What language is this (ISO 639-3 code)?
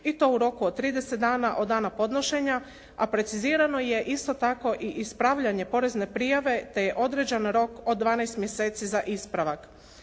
hrv